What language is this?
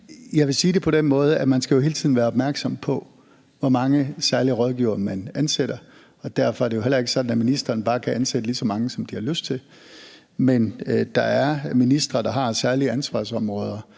Danish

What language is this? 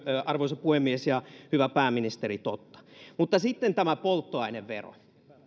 Finnish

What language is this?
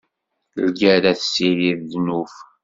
Kabyle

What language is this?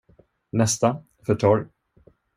Swedish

